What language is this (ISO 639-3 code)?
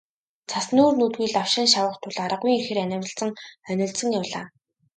mon